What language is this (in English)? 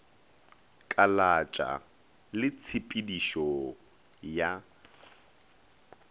Northern Sotho